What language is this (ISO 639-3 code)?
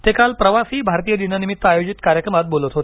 mar